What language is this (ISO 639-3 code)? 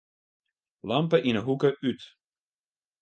fry